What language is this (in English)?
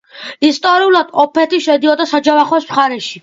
Georgian